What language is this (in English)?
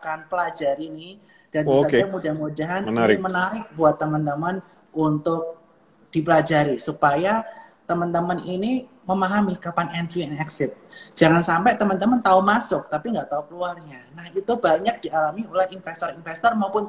Indonesian